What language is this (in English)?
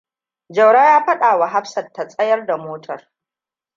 Hausa